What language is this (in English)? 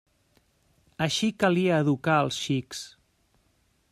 Catalan